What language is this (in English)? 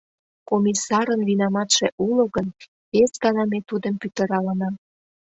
Mari